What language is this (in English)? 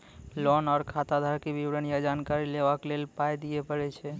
Maithili